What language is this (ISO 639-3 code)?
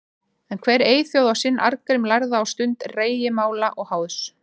isl